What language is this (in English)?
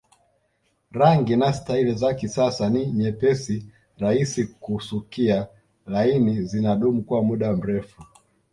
Swahili